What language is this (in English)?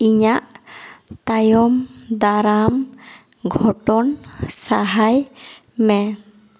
Santali